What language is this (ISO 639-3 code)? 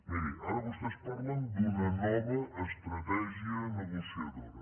cat